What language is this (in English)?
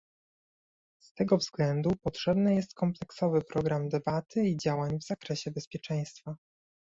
Polish